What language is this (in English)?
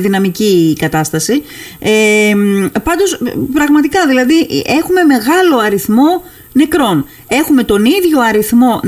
Greek